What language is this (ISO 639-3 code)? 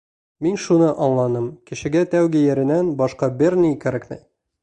bak